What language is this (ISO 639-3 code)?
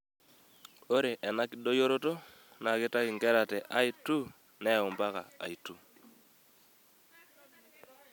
mas